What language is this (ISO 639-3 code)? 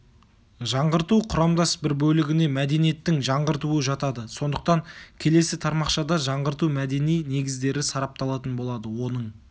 kaz